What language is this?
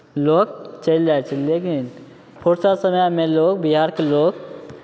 Maithili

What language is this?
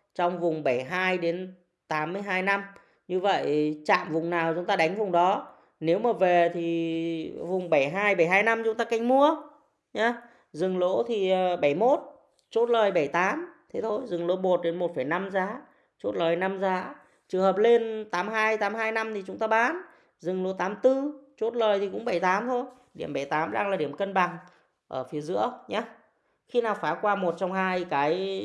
Vietnamese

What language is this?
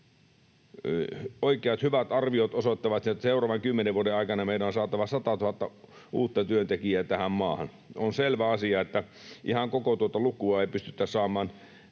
Finnish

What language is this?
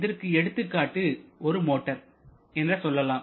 Tamil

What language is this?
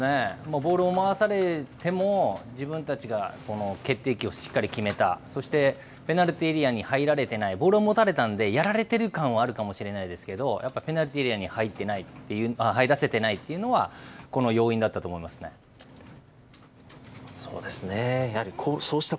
Japanese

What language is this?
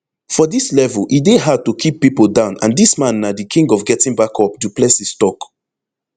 Nigerian Pidgin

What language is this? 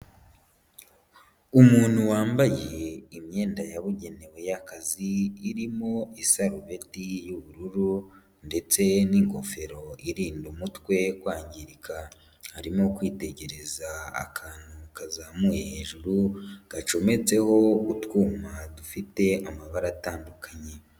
Kinyarwanda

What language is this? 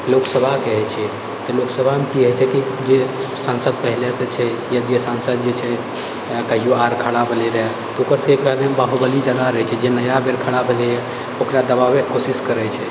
Maithili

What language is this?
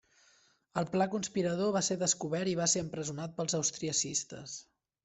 Catalan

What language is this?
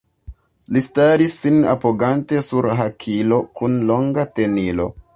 Esperanto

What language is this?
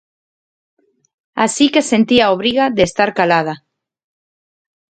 Galician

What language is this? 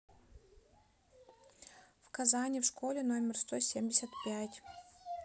Russian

